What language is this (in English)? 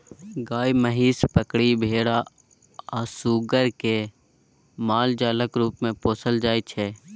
Maithili